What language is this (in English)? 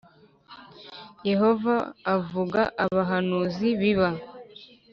Kinyarwanda